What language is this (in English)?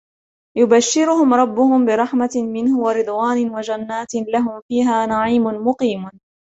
Arabic